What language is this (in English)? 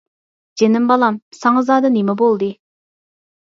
Uyghur